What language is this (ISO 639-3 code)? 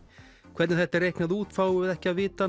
isl